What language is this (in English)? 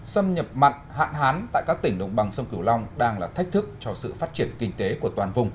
Vietnamese